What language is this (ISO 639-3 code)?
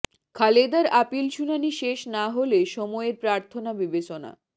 ben